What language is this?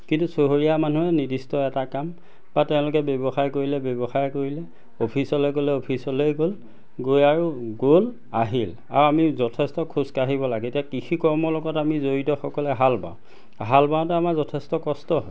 Assamese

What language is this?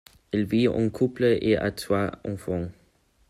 French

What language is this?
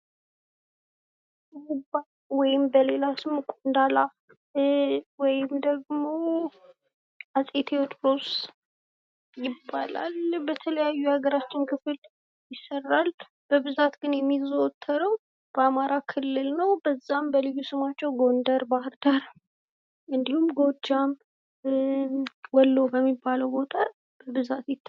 Amharic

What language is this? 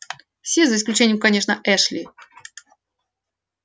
Russian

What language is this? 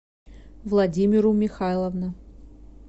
Russian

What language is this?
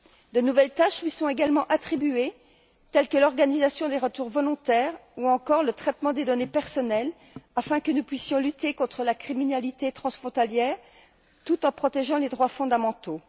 French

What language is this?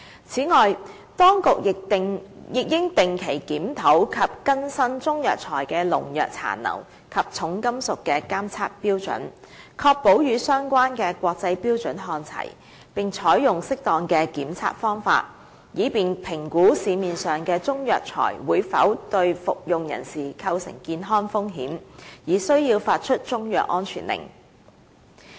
Cantonese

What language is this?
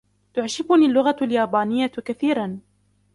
Arabic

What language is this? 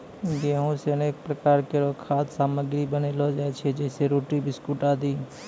Maithili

